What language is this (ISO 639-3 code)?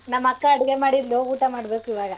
kan